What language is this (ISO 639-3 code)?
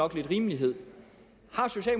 dan